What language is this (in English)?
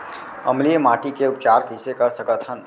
Chhattisgarhi